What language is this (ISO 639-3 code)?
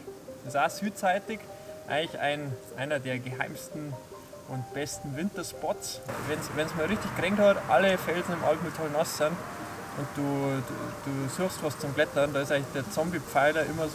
deu